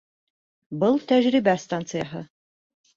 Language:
Bashkir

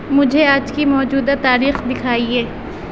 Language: Urdu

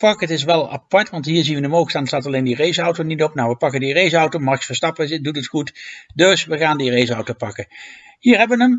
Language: Dutch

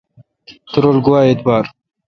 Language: Kalkoti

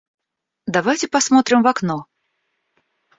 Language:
Russian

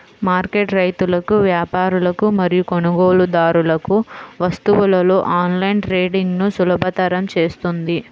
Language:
Telugu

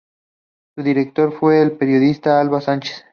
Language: Spanish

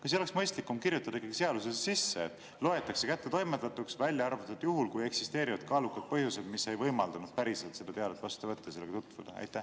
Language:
Estonian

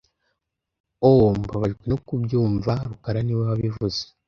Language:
Kinyarwanda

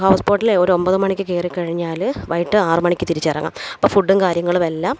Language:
Malayalam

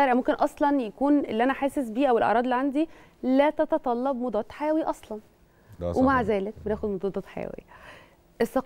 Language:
Arabic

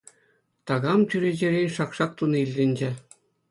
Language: Chuvash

